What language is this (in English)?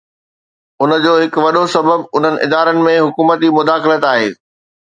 Sindhi